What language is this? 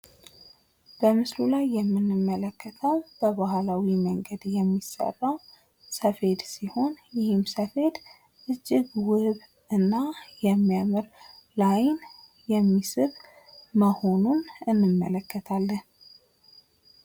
Amharic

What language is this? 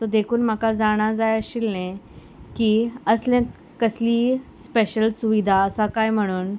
Konkani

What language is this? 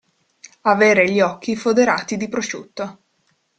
Italian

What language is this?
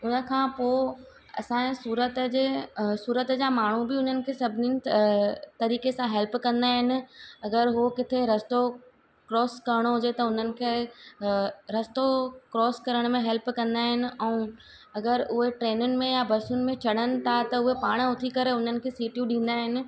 Sindhi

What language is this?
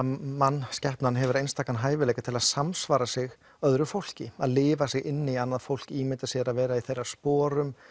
Icelandic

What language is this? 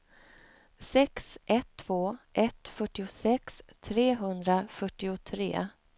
Swedish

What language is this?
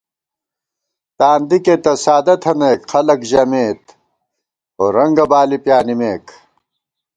Gawar-Bati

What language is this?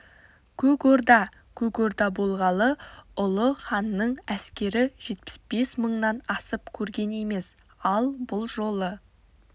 Kazakh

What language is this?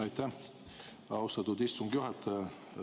Estonian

